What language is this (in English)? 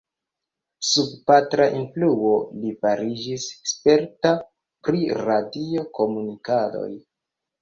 Esperanto